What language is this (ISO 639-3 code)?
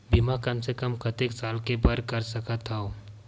hne